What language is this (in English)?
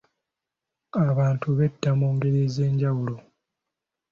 Ganda